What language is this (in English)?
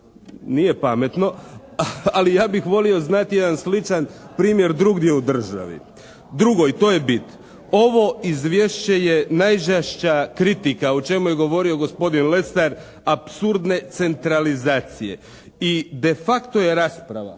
Croatian